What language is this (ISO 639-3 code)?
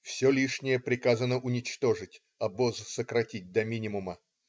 rus